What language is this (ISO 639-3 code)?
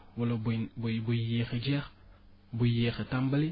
wol